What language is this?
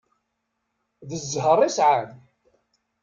Kabyle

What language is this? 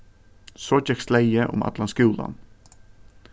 Faroese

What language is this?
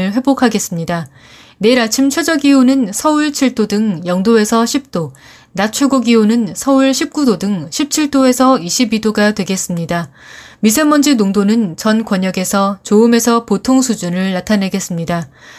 Korean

